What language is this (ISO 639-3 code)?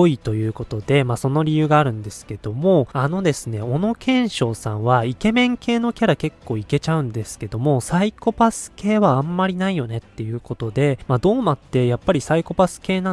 jpn